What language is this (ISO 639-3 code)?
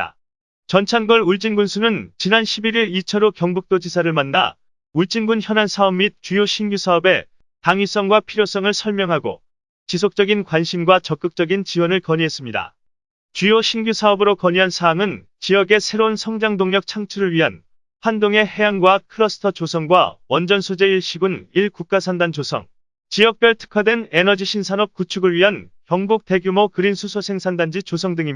kor